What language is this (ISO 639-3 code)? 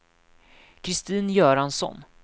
swe